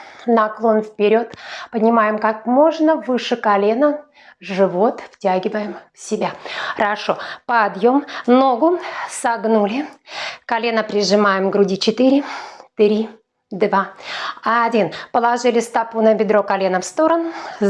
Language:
Russian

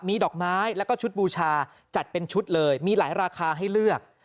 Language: Thai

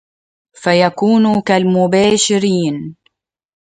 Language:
Arabic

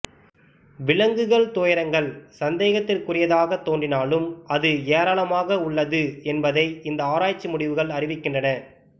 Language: Tamil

